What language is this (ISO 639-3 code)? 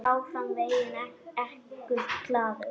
isl